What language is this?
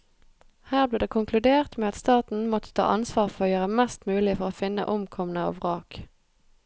Norwegian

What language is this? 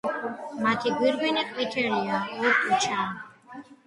Georgian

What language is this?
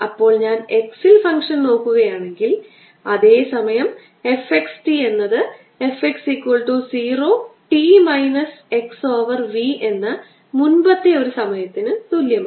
Malayalam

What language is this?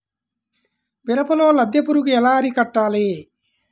Telugu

